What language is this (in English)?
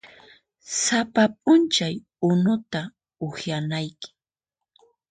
Puno Quechua